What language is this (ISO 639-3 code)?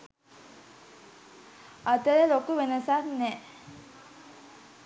sin